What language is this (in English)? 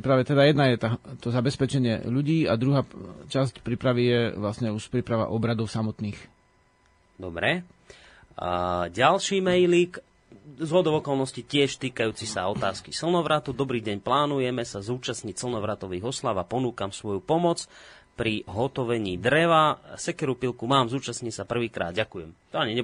Slovak